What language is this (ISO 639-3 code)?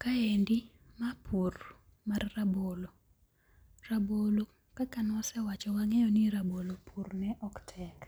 luo